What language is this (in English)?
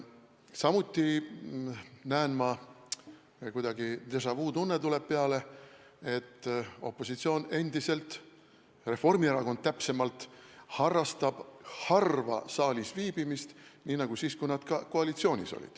Estonian